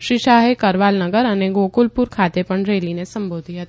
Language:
Gujarati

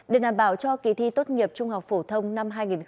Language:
Vietnamese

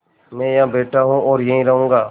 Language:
Hindi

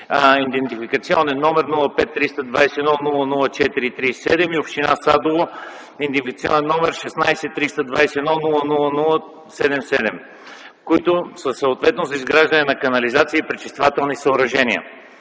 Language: Bulgarian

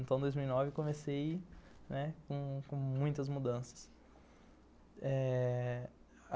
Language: Portuguese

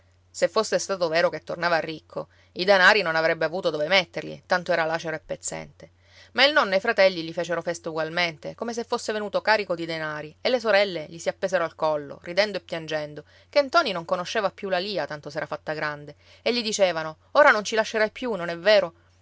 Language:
Italian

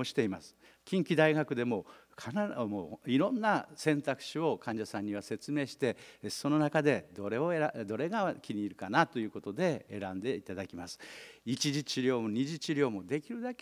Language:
Japanese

